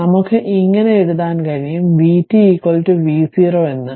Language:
Malayalam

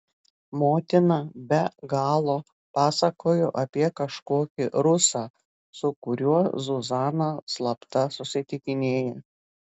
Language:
Lithuanian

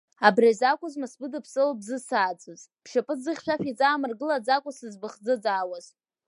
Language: Abkhazian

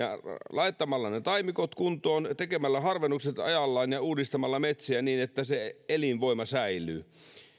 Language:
Finnish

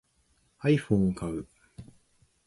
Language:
Japanese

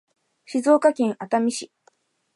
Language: Japanese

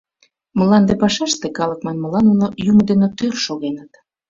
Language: Mari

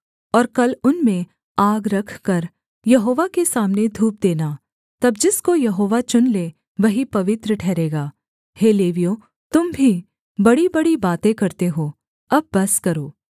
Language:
Hindi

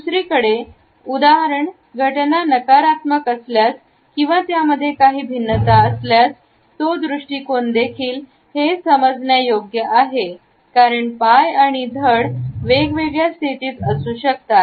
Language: Marathi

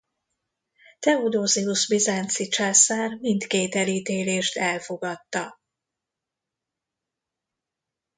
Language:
Hungarian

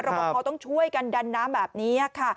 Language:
Thai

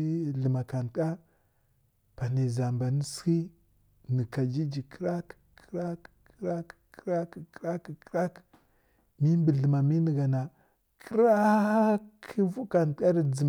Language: Kirya-Konzəl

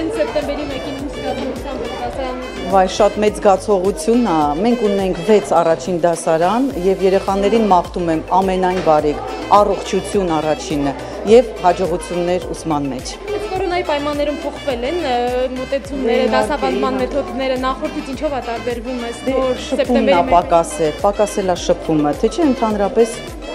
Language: Romanian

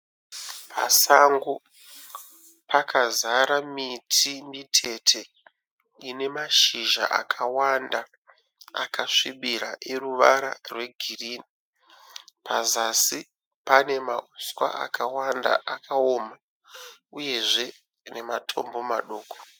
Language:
Shona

